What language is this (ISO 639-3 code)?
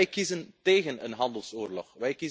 nld